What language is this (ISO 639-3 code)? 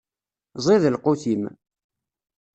kab